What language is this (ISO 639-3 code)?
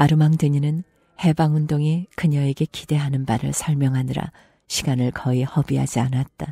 kor